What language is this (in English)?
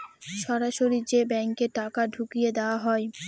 Bangla